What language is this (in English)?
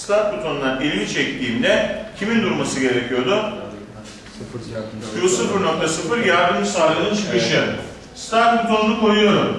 Turkish